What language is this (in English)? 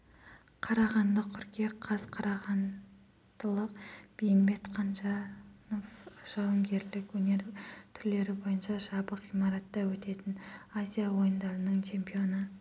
Kazakh